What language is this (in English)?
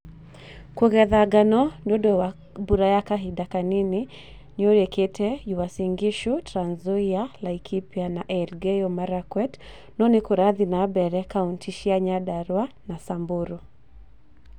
Kikuyu